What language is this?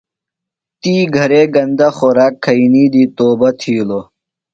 Phalura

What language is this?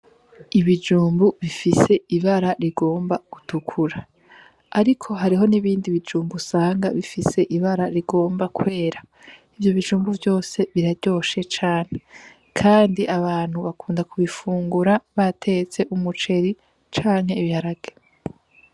Rundi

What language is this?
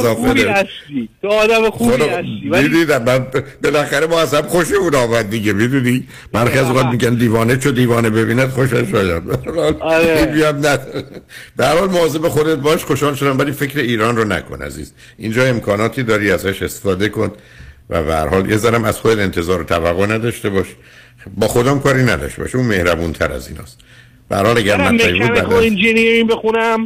Persian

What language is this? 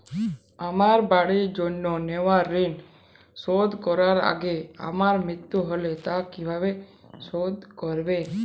Bangla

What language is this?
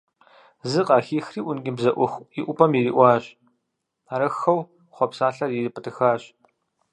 Kabardian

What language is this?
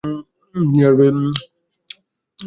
Bangla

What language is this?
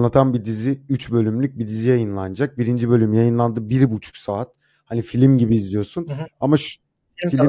Turkish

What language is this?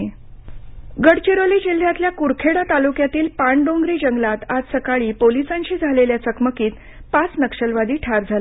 Marathi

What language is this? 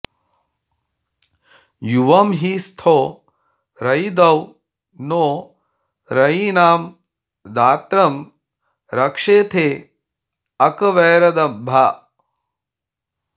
Sanskrit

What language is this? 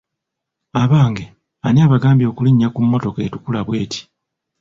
Ganda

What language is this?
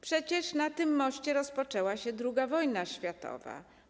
Polish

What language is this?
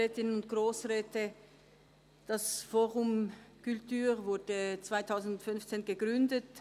Swiss German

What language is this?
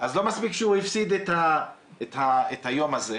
Hebrew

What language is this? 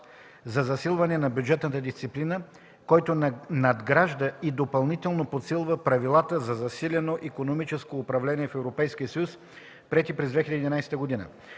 Bulgarian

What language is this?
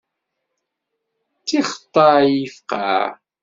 Kabyle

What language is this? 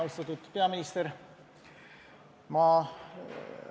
Estonian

